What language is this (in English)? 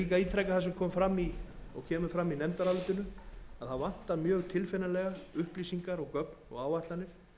Icelandic